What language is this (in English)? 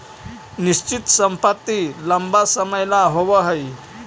Magahi